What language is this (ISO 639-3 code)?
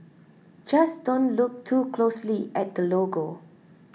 eng